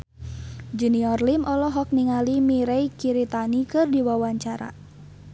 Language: Sundanese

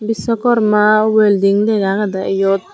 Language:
Chakma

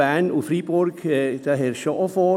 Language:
Swiss German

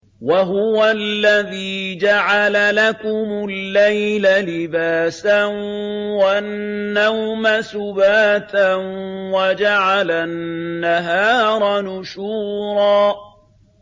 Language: Arabic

